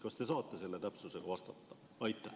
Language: Estonian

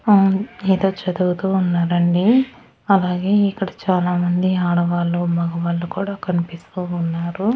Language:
Telugu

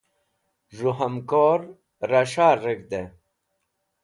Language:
Wakhi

